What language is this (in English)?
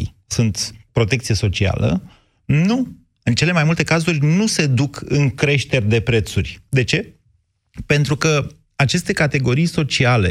Romanian